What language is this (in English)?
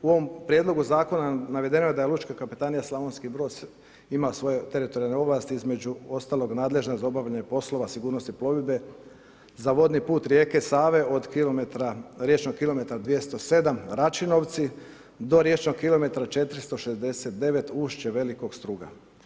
Croatian